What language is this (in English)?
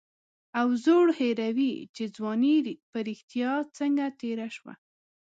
Pashto